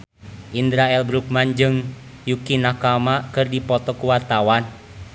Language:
Sundanese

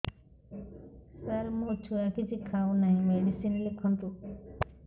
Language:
Odia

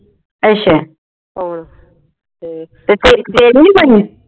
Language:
Punjabi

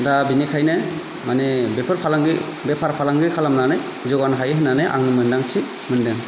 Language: Bodo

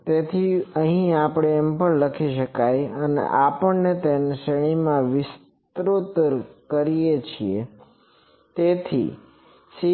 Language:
Gujarati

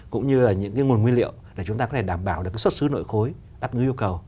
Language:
Vietnamese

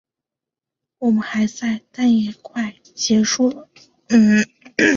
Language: Chinese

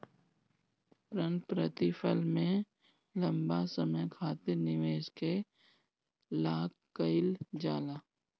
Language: Bhojpuri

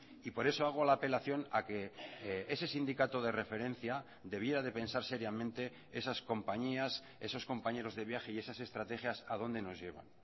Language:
Spanish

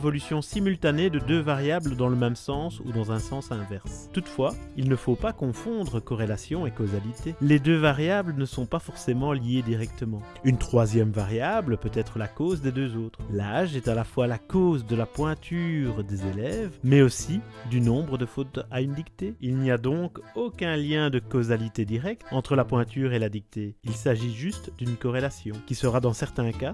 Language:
French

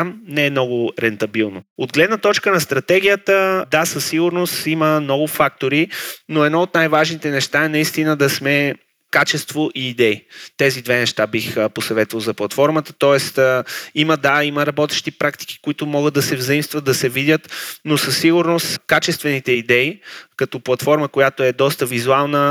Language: Bulgarian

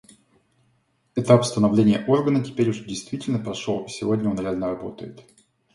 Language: Russian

